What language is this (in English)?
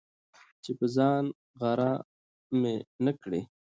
Pashto